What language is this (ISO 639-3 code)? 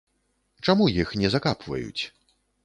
bel